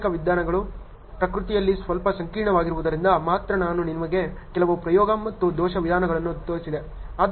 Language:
Kannada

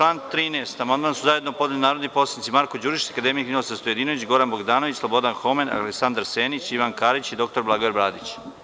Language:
Serbian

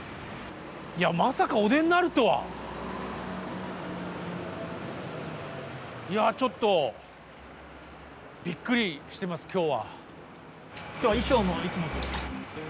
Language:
Japanese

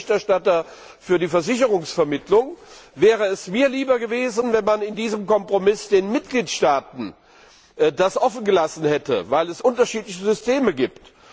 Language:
German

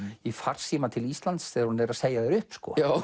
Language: Icelandic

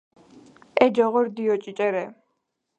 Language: Georgian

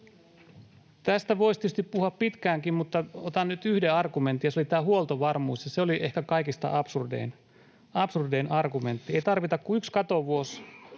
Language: Finnish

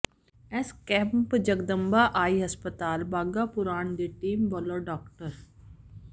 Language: Punjabi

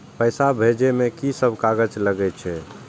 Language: Maithili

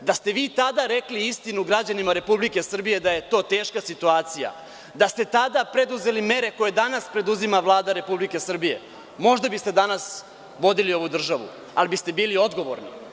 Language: Serbian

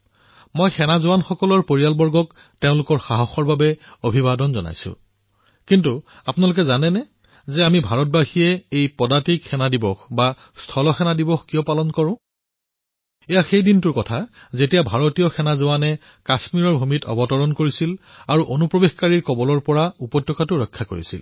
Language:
Assamese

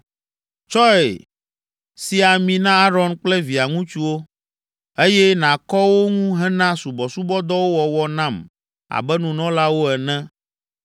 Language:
Ewe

